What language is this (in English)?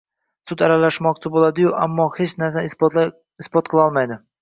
Uzbek